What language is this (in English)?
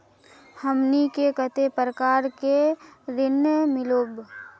Magahi